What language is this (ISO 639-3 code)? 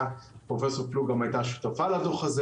heb